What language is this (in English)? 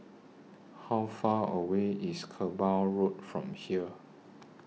English